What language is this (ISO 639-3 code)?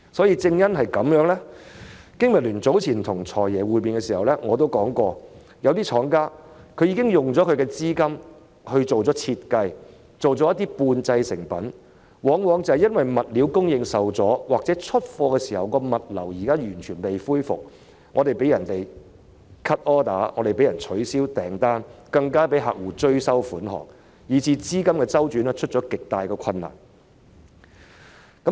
yue